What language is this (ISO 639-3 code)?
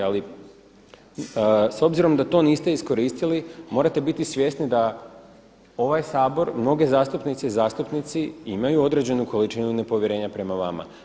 hrv